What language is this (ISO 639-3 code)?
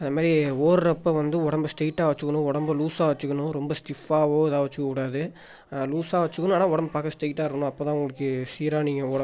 tam